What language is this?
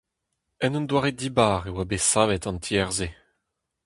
Breton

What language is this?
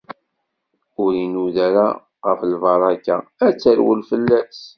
Kabyle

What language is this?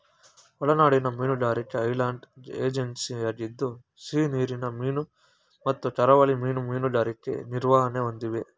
Kannada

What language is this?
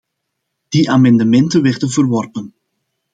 Dutch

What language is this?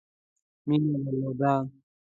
Pashto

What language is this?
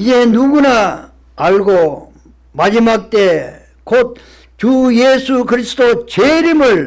Korean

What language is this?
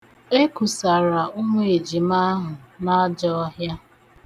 Igbo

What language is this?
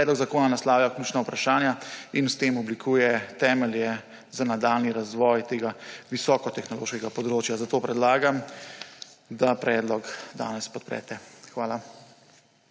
Slovenian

